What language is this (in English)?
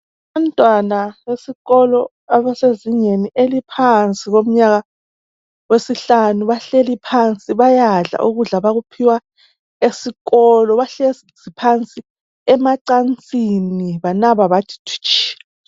North Ndebele